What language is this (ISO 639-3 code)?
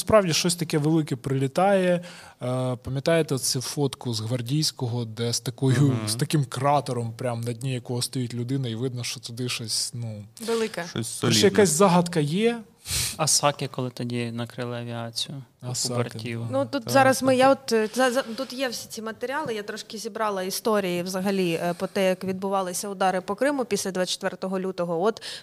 ukr